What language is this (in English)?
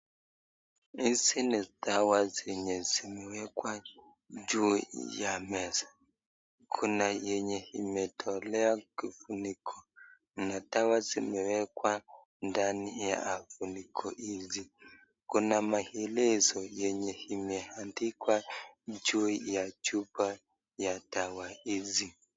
Swahili